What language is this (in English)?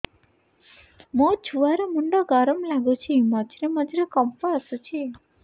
Odia